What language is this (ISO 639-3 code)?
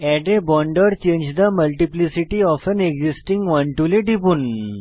ben